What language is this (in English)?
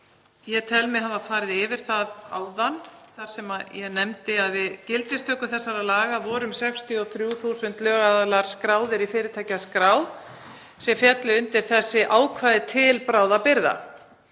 Icelandic